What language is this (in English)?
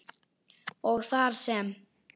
Icelandic